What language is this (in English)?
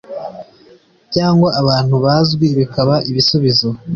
Kinyarwanda